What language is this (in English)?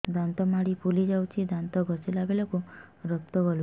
Odia